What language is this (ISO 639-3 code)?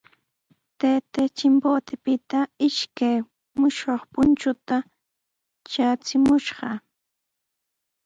qws